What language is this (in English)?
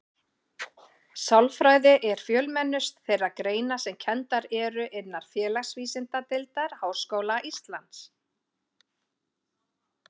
Icelandic